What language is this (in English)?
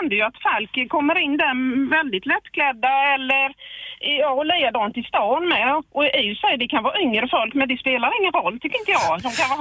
Swedish